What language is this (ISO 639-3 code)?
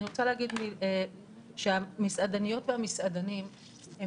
heb